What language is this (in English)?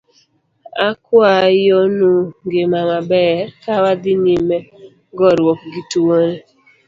Luo (Kenya and Tanzania)